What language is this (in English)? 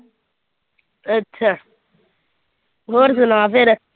Punjabi